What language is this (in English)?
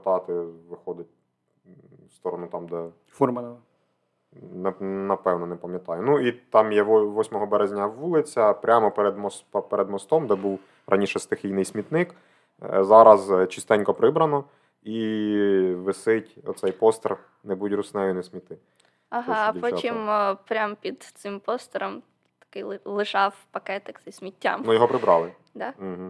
Ukrainian